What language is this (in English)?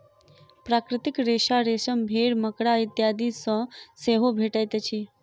Maithili